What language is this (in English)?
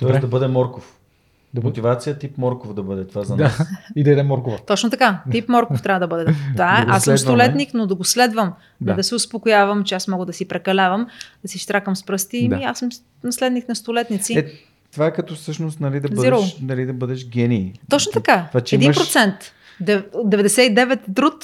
Bulgarian